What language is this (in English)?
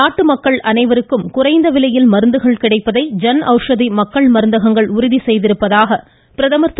Tamil